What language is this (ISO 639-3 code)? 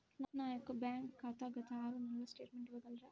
tel